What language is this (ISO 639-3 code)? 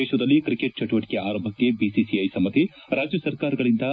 kan